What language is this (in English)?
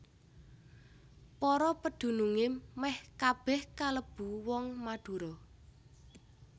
Javanese